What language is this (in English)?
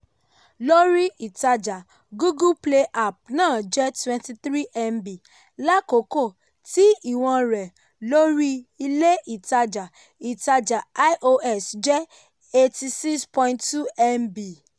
Yoruba